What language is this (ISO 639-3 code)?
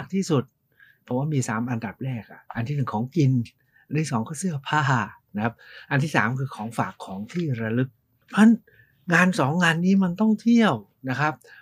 tha